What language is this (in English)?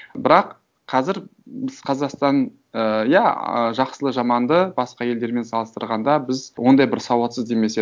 Kazakh